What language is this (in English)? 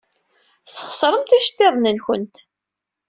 Kabyle